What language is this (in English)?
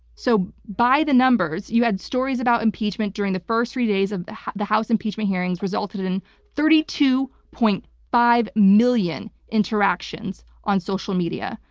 English